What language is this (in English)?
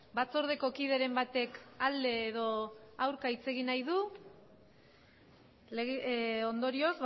Basque